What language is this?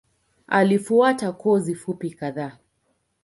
Swahili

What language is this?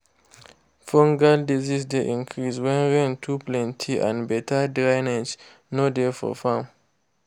Nigerian Pidgin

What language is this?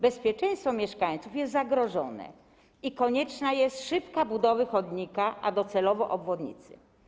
Polish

